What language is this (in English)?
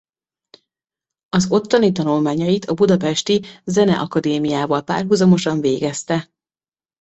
Hungarian